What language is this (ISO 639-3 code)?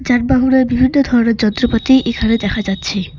ben